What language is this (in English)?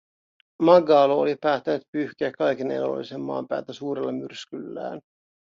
Finnish